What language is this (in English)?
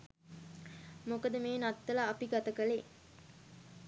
Sinhala